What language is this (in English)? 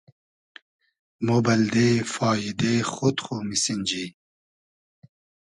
Hazaragi